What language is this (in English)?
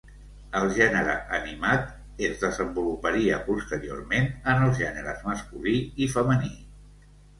Catalan